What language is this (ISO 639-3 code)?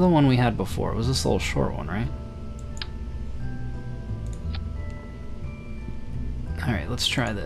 eng